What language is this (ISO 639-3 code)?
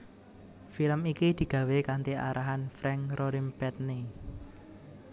jav